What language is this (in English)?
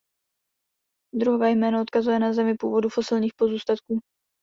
Czech